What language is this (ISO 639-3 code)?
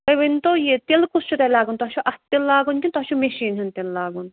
kas